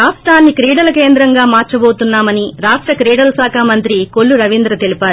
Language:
Telugu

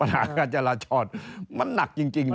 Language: Thai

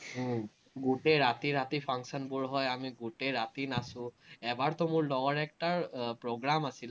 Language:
Assamese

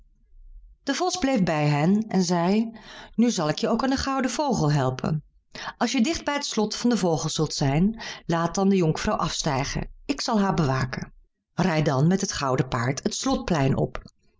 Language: Dutch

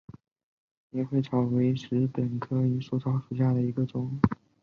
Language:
Chinese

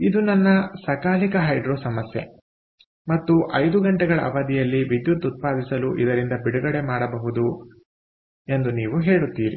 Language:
Kannada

